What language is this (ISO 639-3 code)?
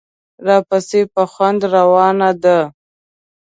pus